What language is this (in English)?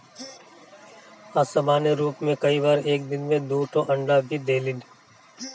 Bhojpuri